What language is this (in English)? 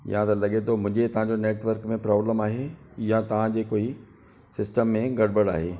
Sindhi